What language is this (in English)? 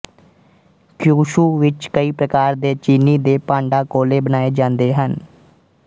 Punjabi